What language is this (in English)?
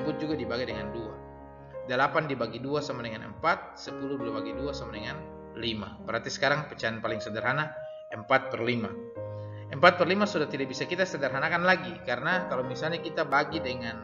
Indonesian